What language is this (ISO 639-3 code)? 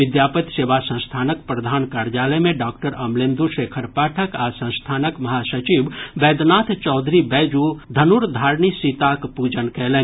mai